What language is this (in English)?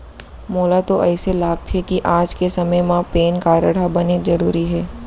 Chhattisgarhi